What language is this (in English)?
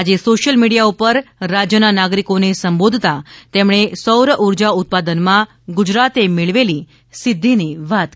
Gujarati